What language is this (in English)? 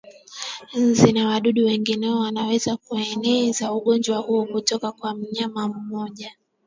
Swahili